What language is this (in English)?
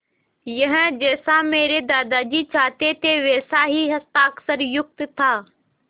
Hindi